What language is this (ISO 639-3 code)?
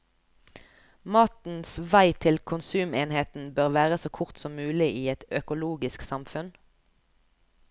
nor